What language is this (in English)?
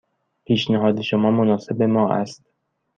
Persian